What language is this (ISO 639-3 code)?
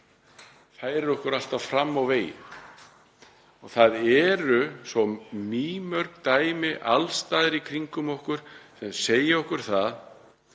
isl